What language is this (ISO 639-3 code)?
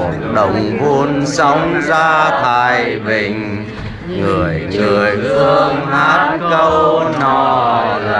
vie